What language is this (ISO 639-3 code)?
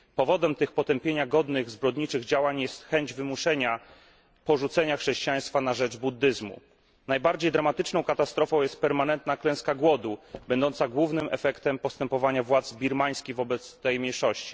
pol